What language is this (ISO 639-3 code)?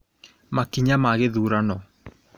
kik